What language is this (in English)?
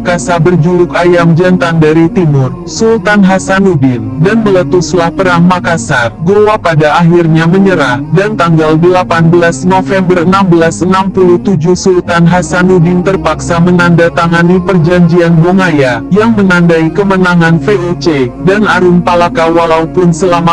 Indonesian